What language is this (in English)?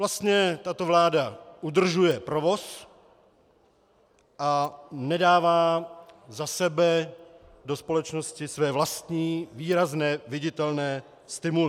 Czech